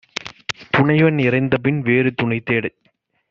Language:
Tamil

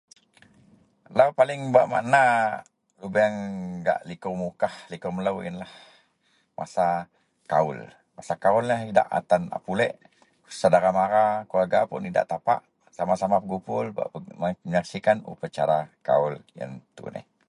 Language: Central Melanau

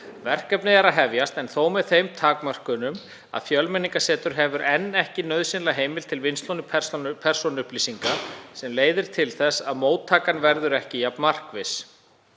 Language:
Icelandic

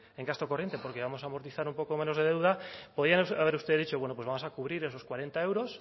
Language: Spanish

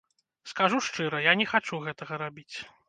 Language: Belarusian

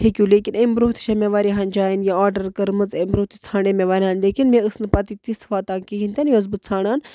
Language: Kashmiri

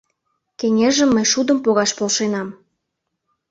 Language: Mari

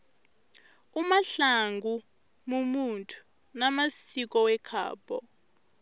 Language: Tsonga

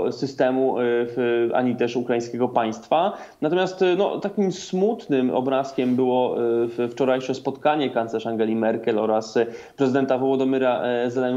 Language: Polish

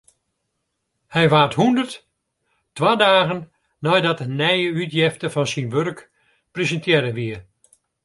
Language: Western Frisian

